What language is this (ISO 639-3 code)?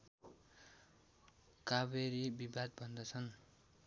nep